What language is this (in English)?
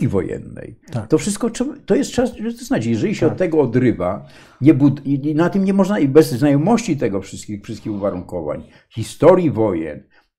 Polish